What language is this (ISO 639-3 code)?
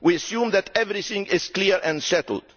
eng